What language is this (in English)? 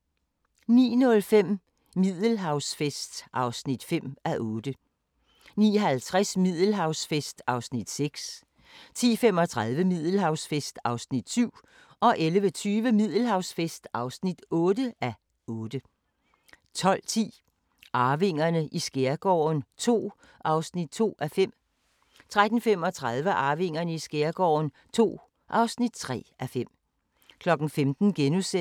Danish